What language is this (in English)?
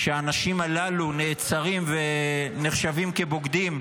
Hebrew